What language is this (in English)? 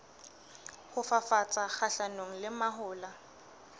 Southern Sotho